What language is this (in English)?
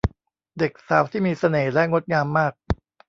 Thai